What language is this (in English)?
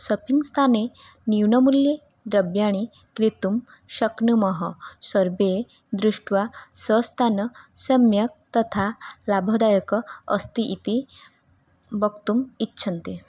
Sanskrit